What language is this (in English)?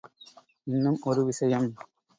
Tamil